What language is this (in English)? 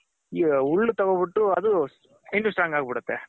Kannada